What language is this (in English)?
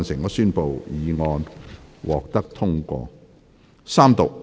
Cantonese